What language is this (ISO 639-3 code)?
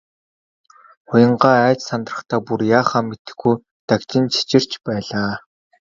mon